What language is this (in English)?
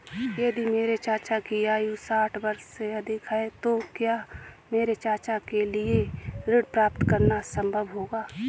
Hindi